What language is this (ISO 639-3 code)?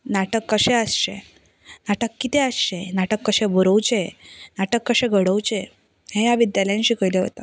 kok